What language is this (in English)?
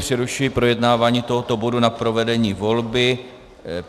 Czech